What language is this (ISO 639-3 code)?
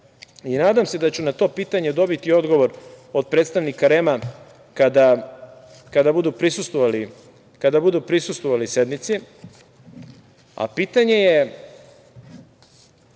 srp